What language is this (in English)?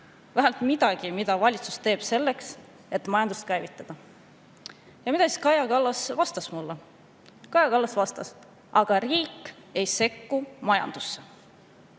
Estonian